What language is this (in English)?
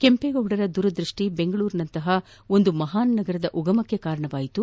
Kannada